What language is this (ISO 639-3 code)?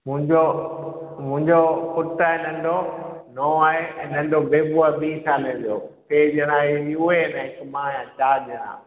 snd